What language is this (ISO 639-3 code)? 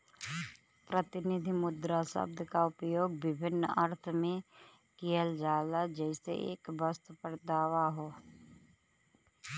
bho